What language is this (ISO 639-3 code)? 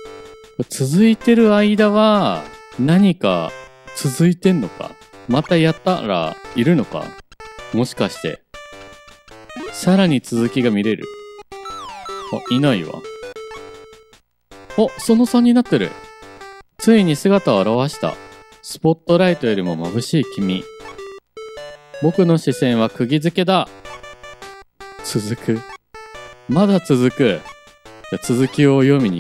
jpn